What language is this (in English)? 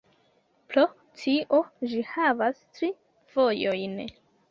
Esperanto